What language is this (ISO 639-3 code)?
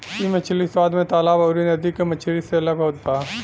bho